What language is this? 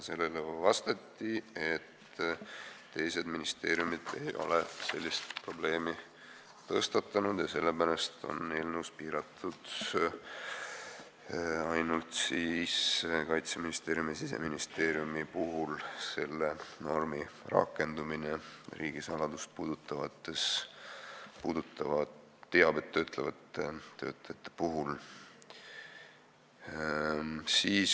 Estonian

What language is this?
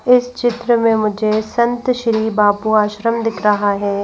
Hindi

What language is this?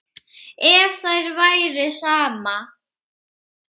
Icelandic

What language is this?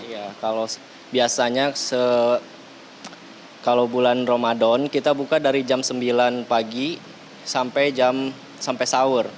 Indonesian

